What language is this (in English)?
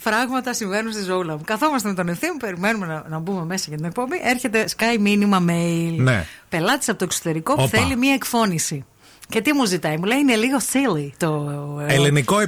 Greek